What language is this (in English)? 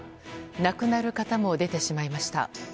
Japanese